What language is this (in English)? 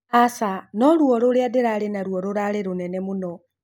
Kikuyu